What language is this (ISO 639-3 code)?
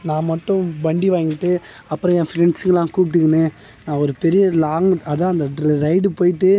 tam